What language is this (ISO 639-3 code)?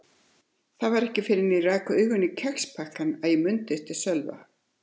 isl